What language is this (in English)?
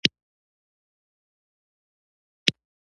Pashto